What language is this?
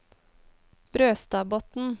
Norwegian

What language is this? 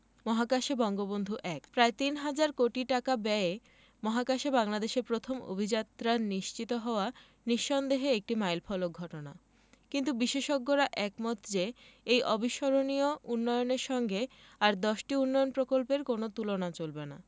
Bangla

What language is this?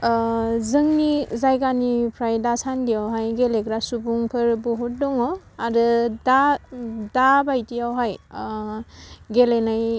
Bodo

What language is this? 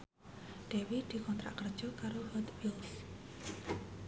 Javanese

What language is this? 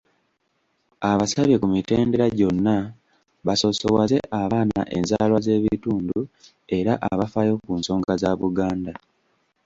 Ganda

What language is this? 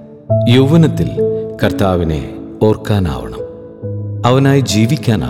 Malayalam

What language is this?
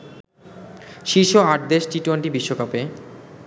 Bangla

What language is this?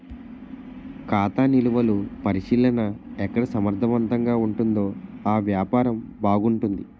Telugu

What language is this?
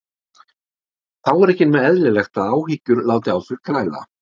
Icelandic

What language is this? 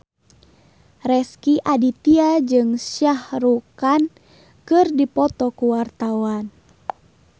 Sundanese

